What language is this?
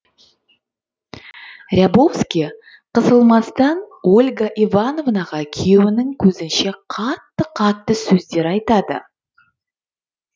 Kazakh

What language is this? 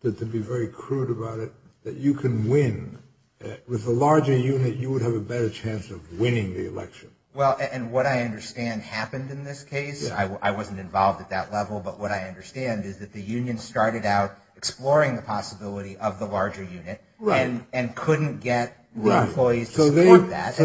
English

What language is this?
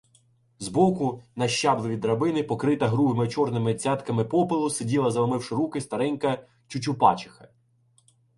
Ukrainian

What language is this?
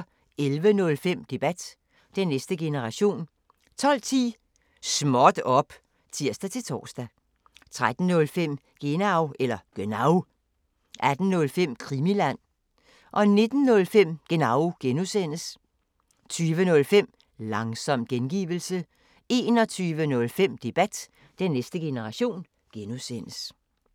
Danish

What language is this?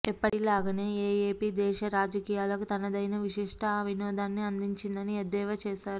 Telugu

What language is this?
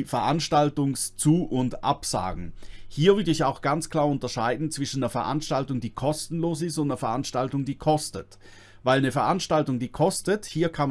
German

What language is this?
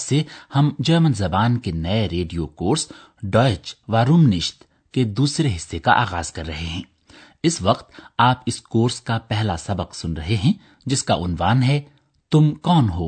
Urdu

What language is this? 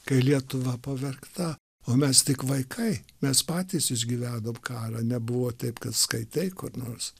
Lithuanian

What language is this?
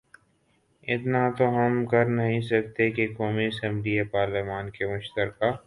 Urdu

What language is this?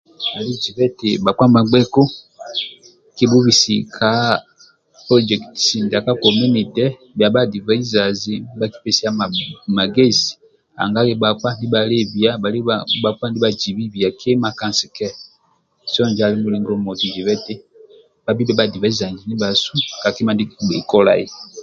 Amba (Uganda)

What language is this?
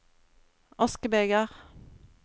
Norwegian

